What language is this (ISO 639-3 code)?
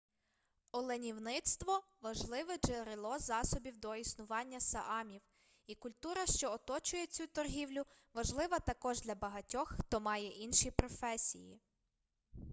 ukr